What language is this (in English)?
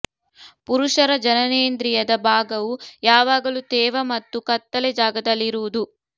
Kannada